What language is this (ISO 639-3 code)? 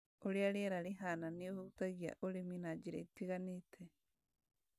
kik